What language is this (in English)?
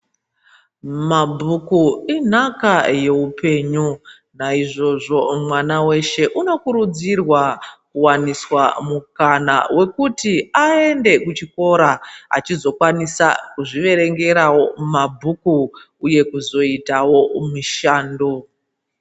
Ndau